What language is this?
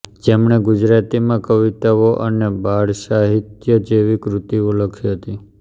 Gujarati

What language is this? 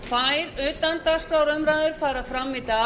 Icelandic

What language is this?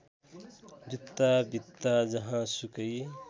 Nepali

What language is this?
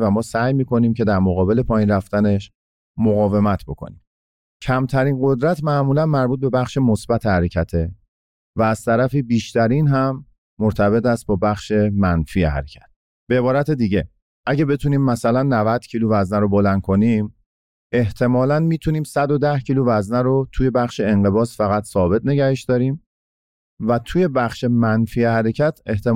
Persian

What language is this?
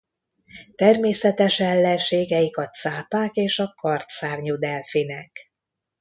Hungarian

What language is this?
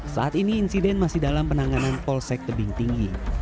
Indonesian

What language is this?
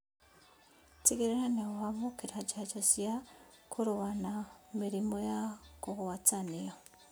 Kikuyu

